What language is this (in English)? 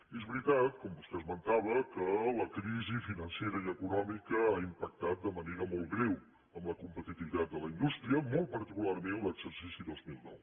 Catalan